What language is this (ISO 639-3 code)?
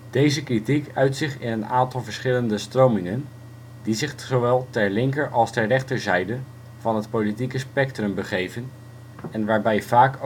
nld